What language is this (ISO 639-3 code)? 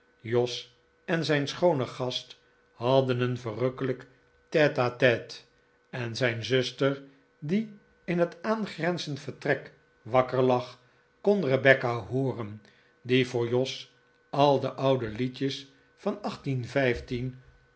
nld